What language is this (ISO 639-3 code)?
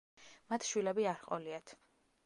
kat